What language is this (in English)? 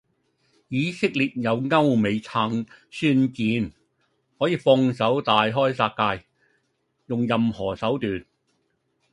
Cantonese